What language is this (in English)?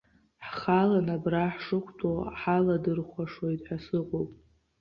Abkhazian